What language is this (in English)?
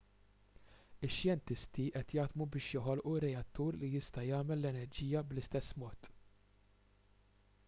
Maltese